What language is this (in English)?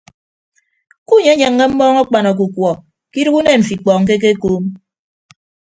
Ibibio